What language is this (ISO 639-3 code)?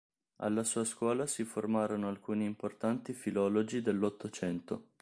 ita